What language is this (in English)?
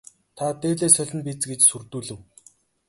Mongolian